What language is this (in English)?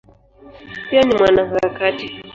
Swahili